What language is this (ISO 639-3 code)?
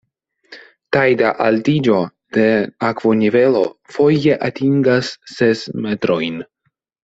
epo